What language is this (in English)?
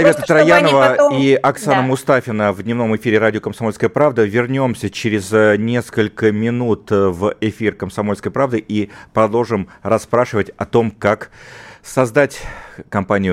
Russian